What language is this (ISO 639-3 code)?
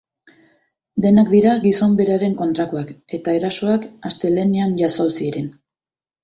eus